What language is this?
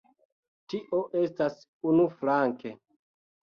Esperanto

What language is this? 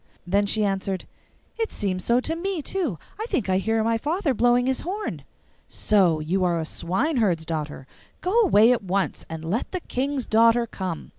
English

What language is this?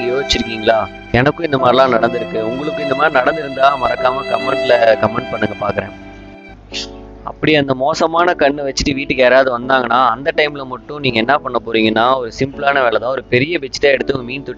Thai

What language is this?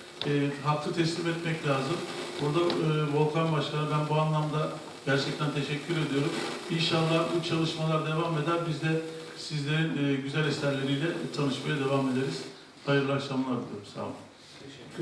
Turkish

